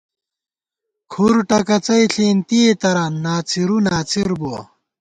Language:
Gawar-Bati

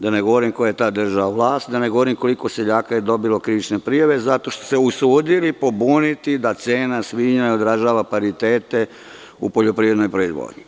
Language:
Serbian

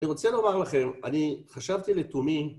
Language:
Hebrew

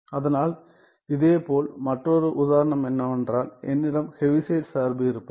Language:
Tamil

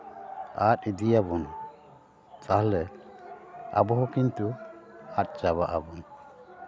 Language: Santali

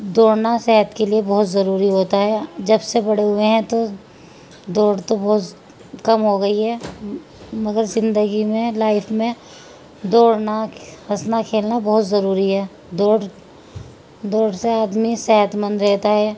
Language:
Urdu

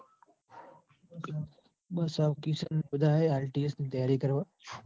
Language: Gujarati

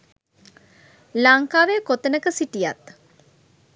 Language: Sinhala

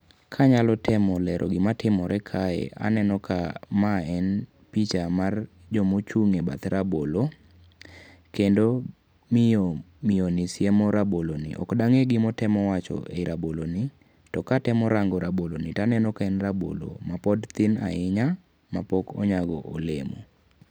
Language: Luo (Kenya and Tanzania)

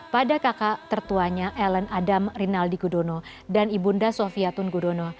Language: Indonesian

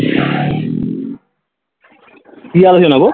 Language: Bangla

